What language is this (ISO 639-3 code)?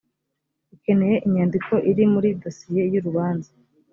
kin